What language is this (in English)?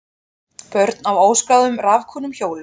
Icelandic